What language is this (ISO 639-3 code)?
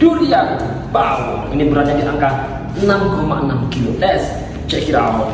ind